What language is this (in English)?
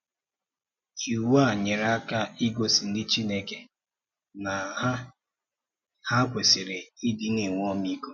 Igbo